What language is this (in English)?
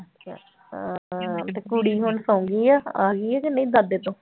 Punjabi